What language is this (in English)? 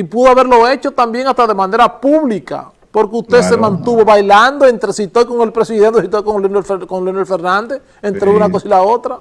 Spanish